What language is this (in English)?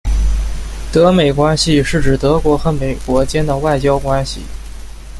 Chinese